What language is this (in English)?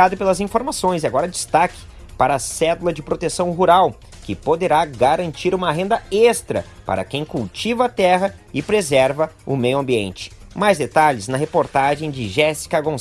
Portuguese